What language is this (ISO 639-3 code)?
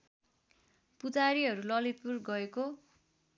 nep